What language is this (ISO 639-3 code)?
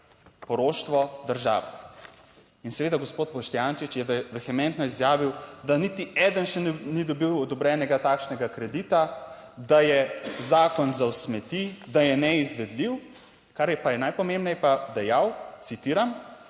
slv